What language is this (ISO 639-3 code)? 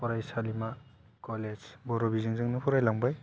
brx